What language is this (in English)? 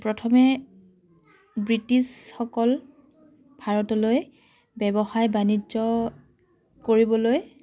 Assamese